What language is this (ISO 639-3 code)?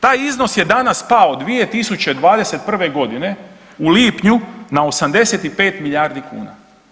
hrv